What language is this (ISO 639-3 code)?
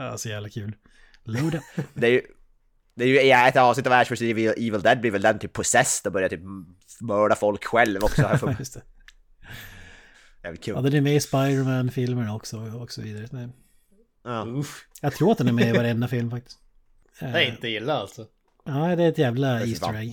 swe